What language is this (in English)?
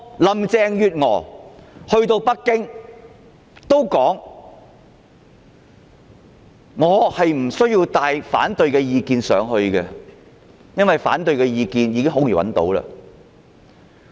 Cantonese